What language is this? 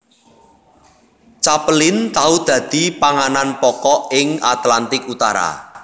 Javanese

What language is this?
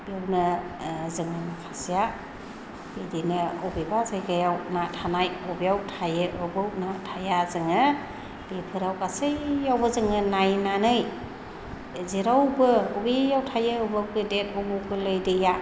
Bodo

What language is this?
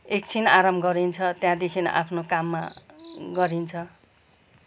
Nepali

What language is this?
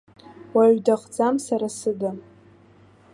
Abkhazian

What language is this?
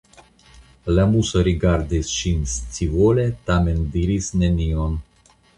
Esperanto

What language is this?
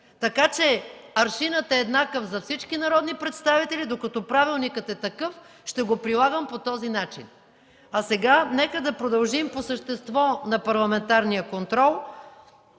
Bulgarian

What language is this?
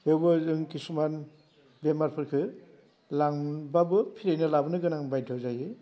Bodo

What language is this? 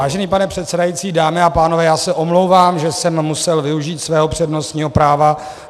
Czech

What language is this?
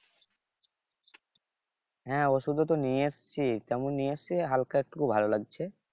Bangla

